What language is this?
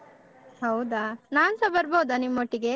Kannada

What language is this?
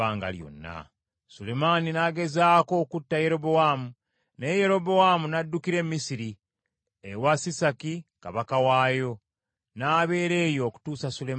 Ganda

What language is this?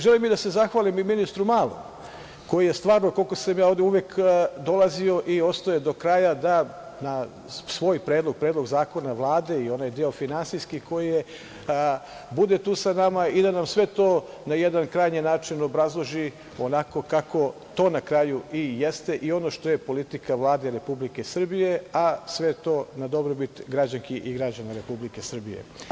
Serbian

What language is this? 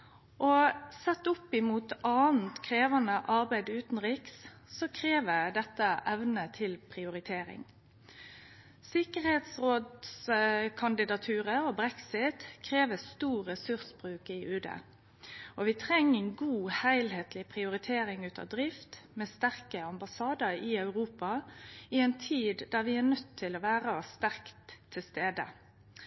Norwegian Nynorsk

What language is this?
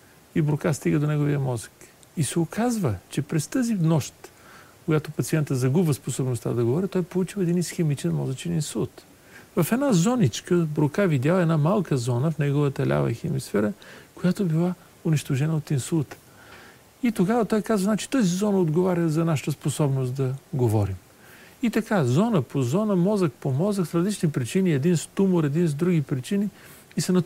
Bulgarian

